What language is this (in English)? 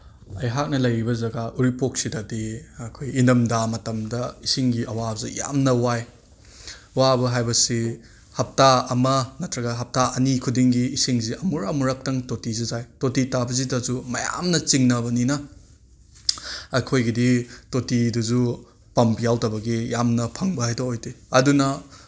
Manipuri